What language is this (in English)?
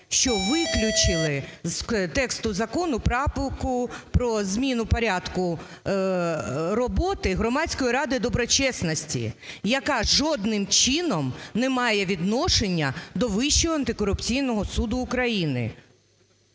Ukrainian